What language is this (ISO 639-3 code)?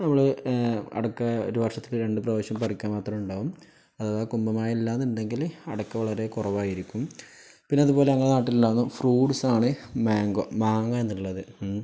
mal